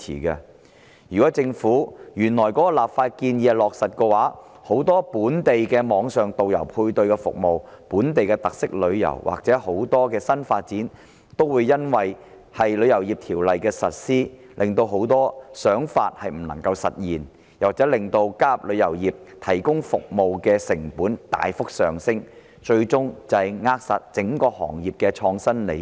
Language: Cantonese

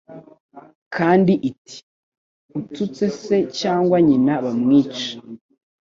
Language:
Kinyarwanda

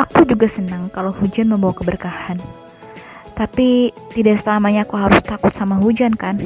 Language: Indonesian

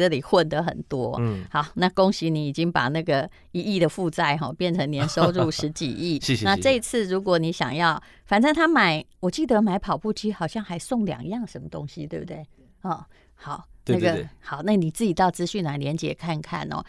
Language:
Chinese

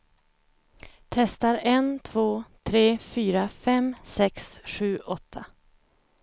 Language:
Swedish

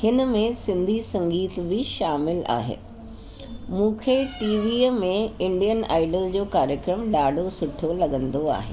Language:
Sindhi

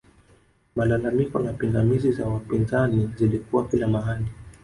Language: Swahili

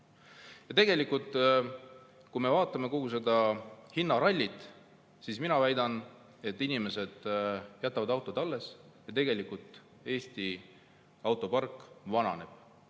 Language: Estonian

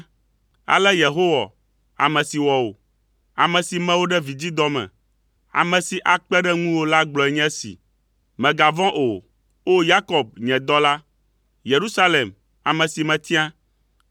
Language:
Ewe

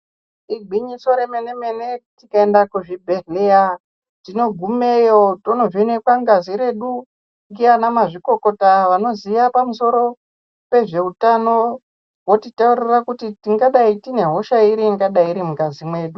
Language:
Ndau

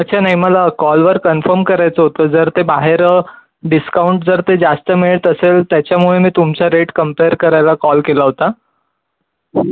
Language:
Marathi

